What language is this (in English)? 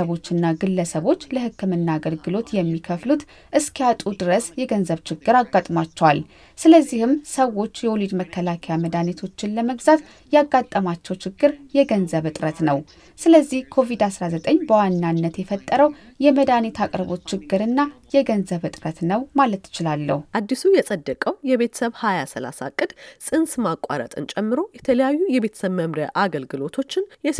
Amharic